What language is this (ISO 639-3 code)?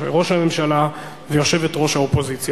heb